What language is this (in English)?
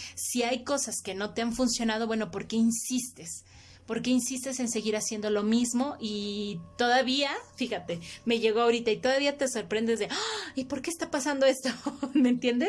Spanish